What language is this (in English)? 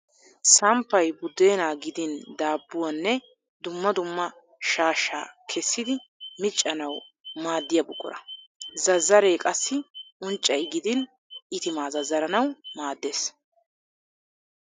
Wolaytta